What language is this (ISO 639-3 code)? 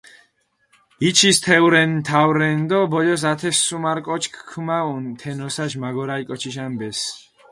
xmf